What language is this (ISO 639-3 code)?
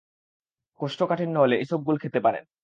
ben